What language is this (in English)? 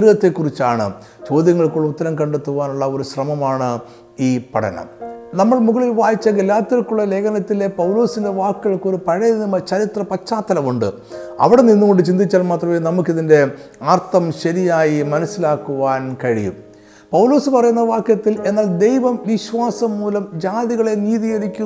Malayalam